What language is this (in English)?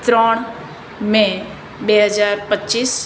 Gujarati